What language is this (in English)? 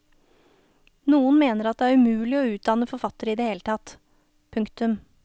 Norwegian